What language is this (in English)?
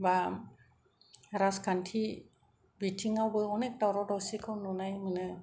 Bodo